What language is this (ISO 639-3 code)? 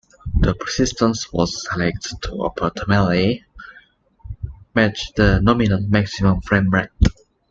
eng